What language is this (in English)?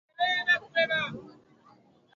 Swahili